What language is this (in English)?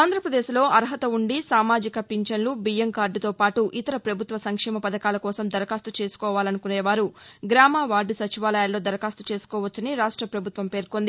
Telugu